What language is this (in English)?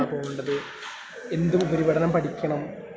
Malayalam